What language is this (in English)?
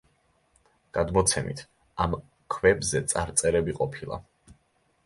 Georgian